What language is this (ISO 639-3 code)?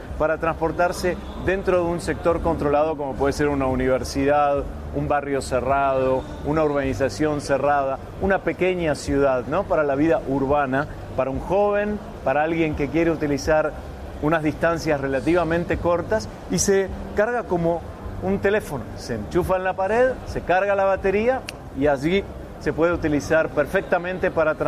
spa